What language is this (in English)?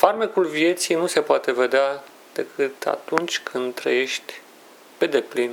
Romanian